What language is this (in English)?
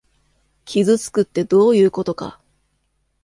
Japanese